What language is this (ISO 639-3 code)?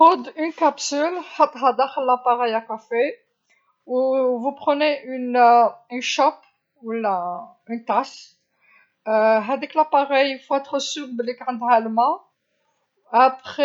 arq